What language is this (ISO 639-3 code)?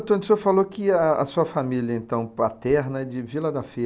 por